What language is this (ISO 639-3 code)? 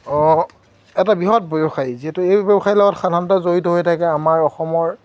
asm